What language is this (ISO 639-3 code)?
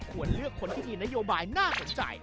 tha